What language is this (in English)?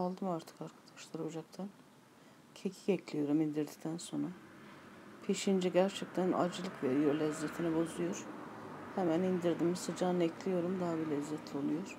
Turkish